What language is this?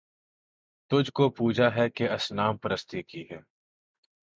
Urdu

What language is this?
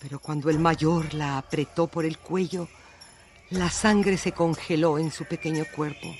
Spanish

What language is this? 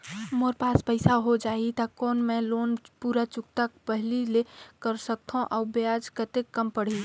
Chhattisgarhi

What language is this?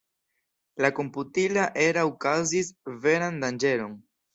Esperanto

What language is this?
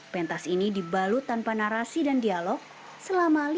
Indonesian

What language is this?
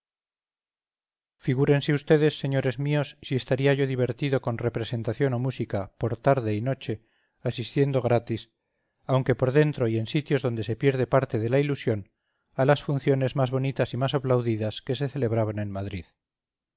Spanish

